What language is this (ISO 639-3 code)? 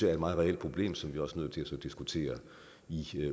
dan